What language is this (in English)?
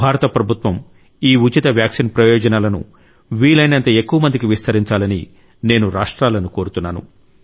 Telugu